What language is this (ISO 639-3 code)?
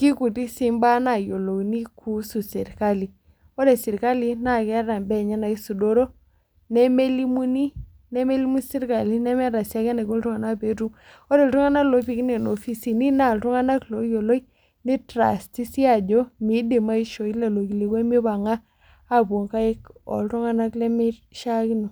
mas